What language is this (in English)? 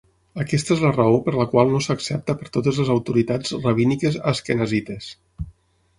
Catalan